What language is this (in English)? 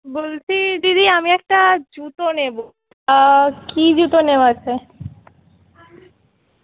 Bangla